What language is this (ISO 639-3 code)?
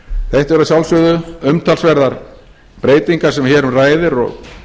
isl